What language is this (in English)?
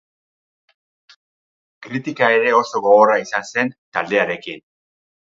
Basque